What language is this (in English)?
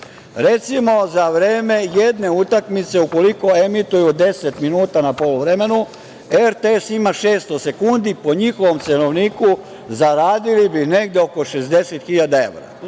Serbian